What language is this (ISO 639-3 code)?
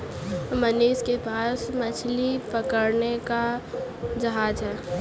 hin